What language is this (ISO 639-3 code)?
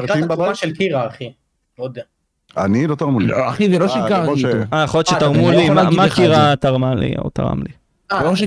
heb